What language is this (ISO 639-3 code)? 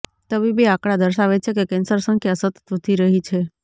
guj